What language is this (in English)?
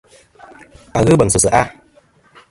Kom